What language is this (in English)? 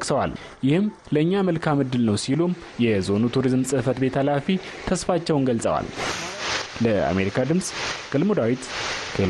Amharic